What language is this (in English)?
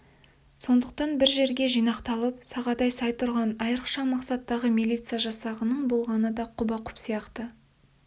Kazakh